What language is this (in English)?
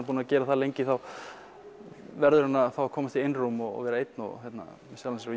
Icelandic